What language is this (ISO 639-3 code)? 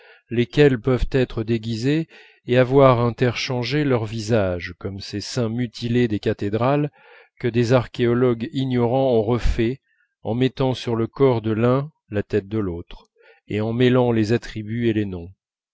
fra